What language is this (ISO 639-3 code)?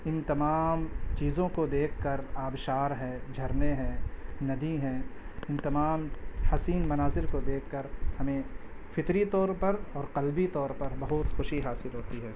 urd